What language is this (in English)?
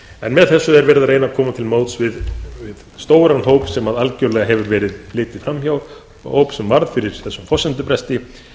Icelandic